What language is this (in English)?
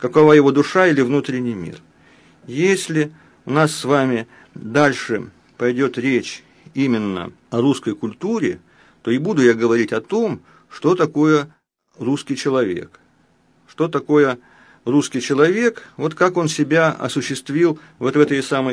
Russian